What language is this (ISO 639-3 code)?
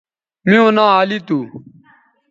btv